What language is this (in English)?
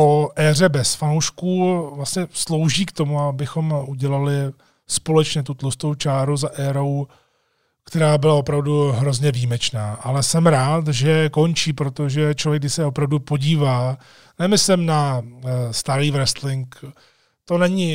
Czech